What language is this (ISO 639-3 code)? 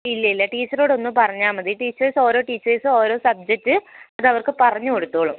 mal